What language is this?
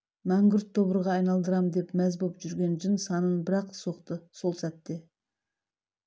Kazakh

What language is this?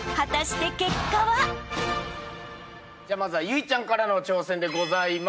Japanese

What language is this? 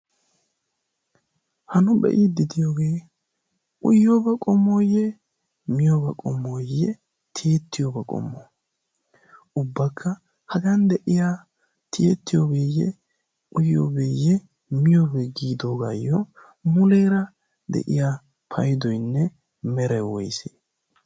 Wolaytta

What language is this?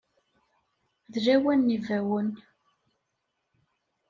Kabyle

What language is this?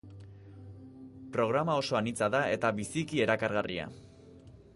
Basque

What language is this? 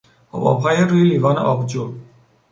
Persian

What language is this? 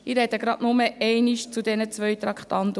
Swiss German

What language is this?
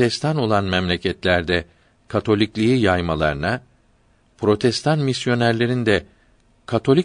Turkish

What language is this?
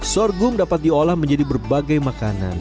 Indonesian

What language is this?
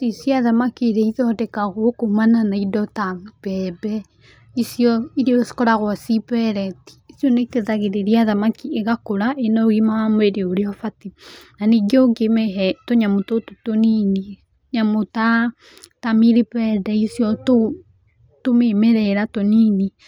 Kikuyu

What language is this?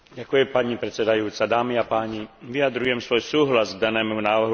Slovak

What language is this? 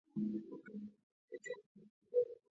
Chinese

